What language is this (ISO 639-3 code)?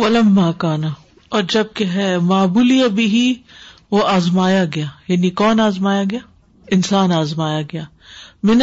urd